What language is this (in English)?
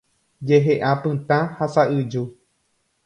Guarani